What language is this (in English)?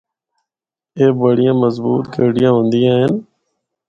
Northern Hindko